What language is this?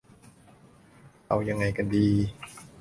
Thai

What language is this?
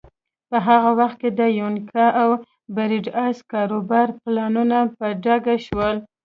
Pashto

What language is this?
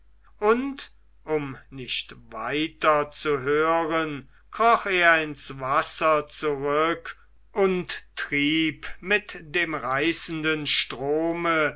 German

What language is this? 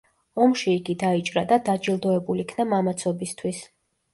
Georgian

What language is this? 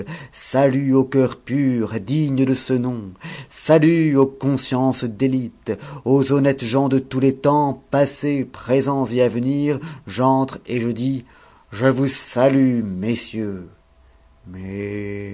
French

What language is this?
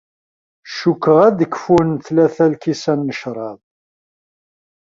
Kabyle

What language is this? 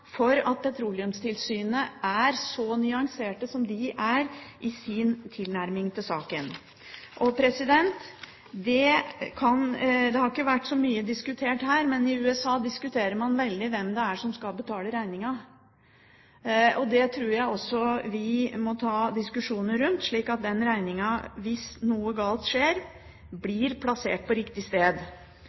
Norwegian Bokmål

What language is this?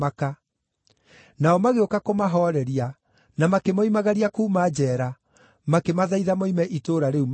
Kikuyu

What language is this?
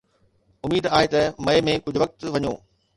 Sindhi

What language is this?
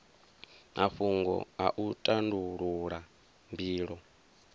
Venda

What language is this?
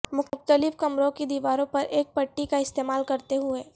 Urdu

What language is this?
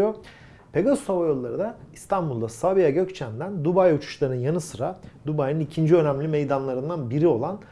Turkish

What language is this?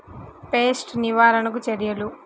Telugu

